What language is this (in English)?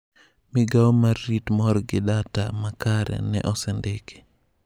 Luo (Kenya and Tanzania)